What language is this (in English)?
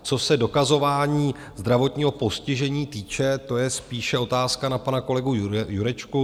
Czech